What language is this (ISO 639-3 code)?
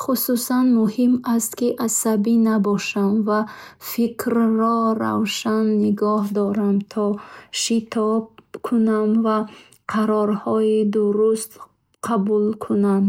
bhh